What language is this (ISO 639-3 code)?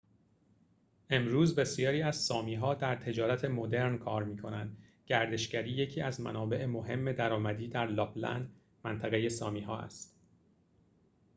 fas